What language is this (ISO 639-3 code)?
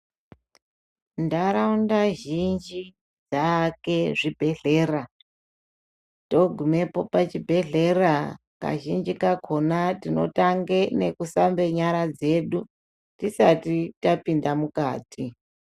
ndc